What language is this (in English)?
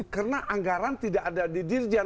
Indonesian